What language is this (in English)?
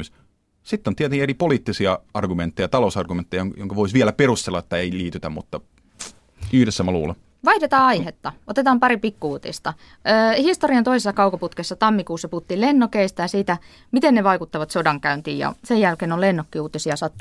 Finnish